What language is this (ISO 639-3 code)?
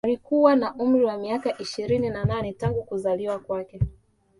swa